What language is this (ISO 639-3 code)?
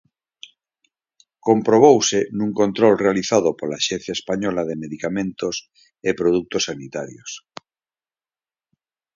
glg